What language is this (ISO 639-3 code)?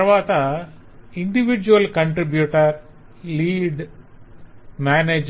tel